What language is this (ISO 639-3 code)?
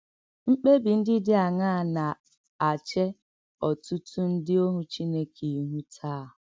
ibo